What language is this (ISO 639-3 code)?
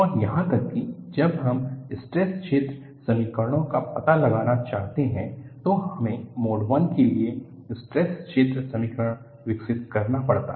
hin